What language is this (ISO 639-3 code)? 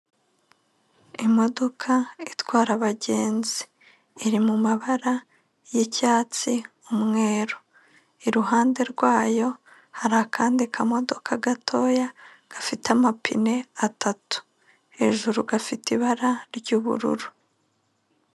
kin